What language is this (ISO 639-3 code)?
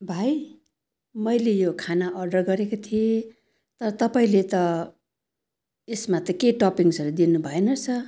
nep